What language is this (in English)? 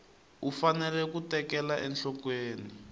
Tsonga